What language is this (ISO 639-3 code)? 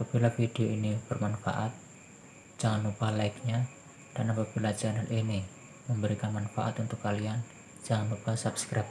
ind